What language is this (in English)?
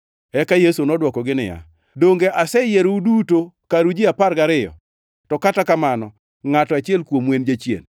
Luo (Kenya and Tanzania)